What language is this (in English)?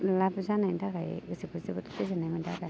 Bodo